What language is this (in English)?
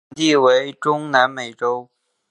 Chinese